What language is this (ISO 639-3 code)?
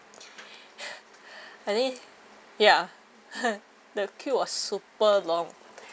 eng